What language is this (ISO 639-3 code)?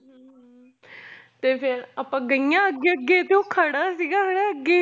pan